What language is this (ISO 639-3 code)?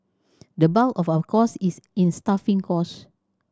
eng